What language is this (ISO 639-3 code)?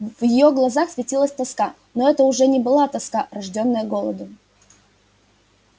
rus